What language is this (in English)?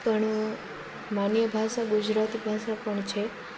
Gujarati